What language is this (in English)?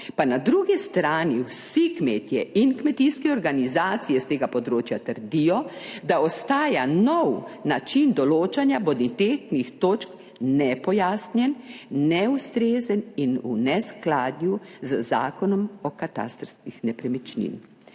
Slovenian